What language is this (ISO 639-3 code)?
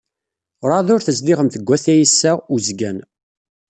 kab